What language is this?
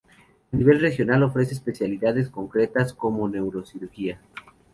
Spanish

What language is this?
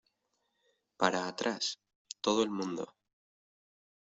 Spanish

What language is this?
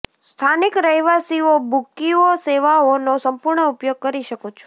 Gujarati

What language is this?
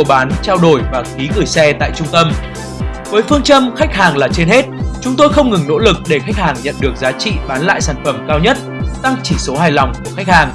Vietnamese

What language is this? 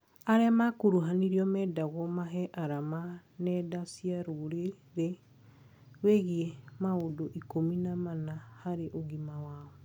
Kikuyu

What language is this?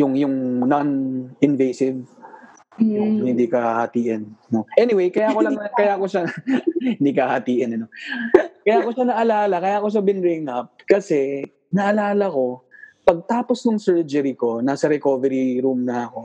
Filipino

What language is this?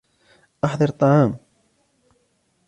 Arabic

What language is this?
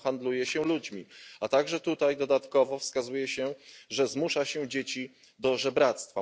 Polish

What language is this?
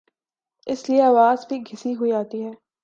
Urdu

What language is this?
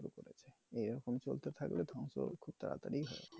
Bangla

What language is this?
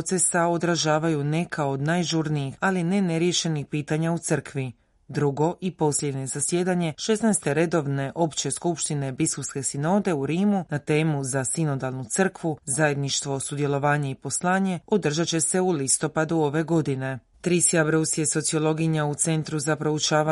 Croatian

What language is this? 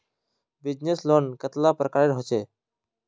Magahi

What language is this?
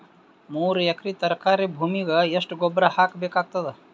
Kannada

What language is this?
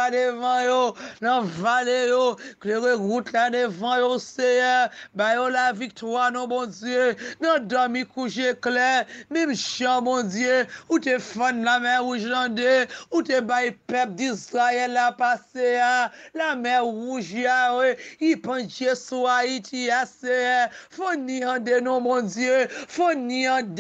French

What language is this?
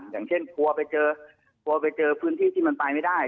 Thai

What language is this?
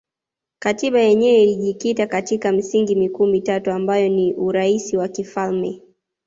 Swahili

